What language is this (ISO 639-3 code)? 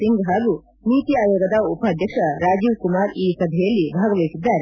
kan